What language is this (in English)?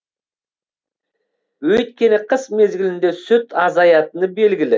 Kazakh